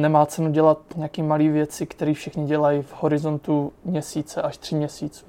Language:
Czech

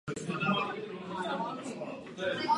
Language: Czech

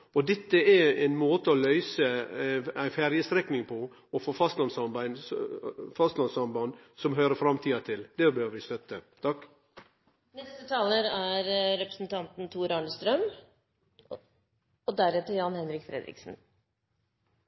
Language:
Norwegian Nynorsk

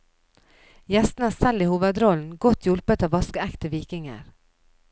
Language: Norwegian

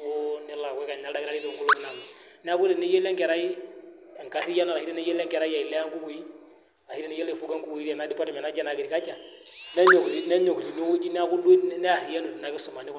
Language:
Masai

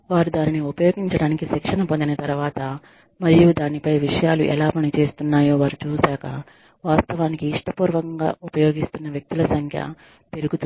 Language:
Telugu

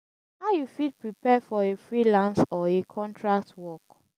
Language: Nigerian Pidgin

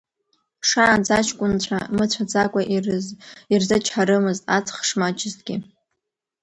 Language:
Abkhazian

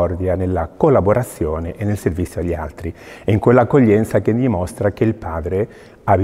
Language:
Italian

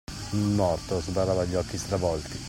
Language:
Italian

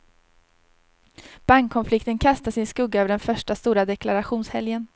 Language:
Swedish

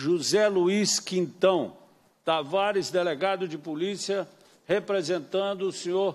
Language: Portuguese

